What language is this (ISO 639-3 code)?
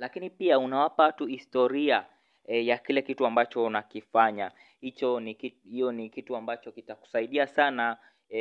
swa